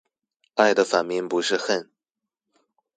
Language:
Chinese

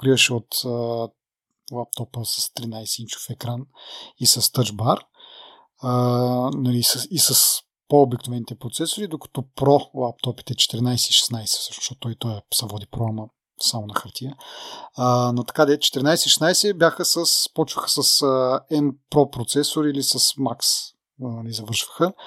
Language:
Bulgarian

